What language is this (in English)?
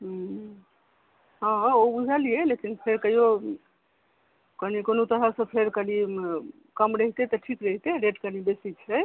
Maithili